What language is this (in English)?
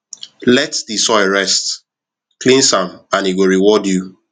Nigerian Pidgin